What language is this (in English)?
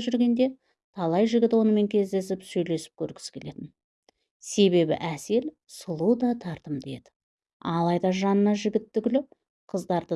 Turkish